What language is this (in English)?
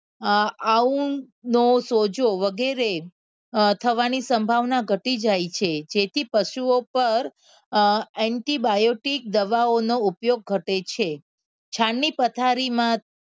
Gujarati